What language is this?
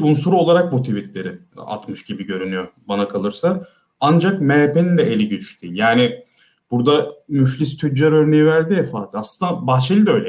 Turkish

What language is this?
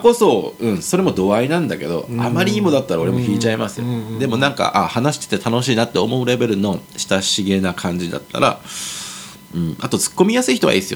Japanese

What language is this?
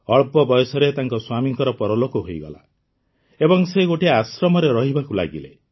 Odia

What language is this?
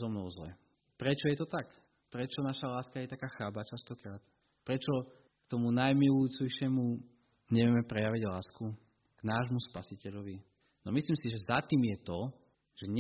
Slovak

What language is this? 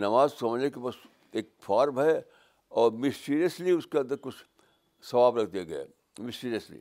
Urdu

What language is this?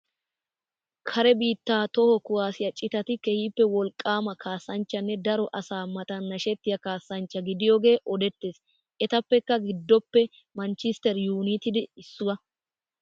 Wolaytta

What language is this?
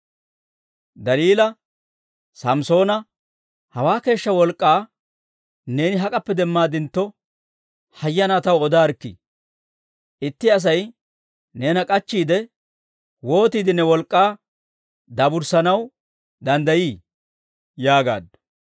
Dawro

